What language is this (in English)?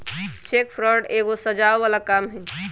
Magahi